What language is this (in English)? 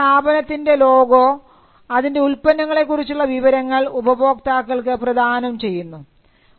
Malayalam